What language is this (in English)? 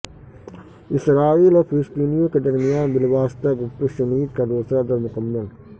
Urdu